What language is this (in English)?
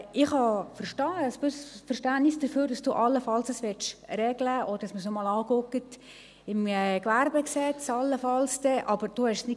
Swiss German